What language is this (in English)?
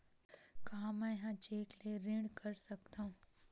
Chhattisgarhi